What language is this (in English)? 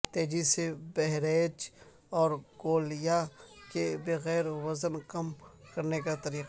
Urdu